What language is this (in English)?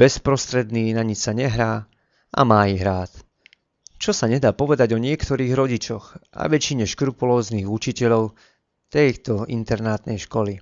Slovak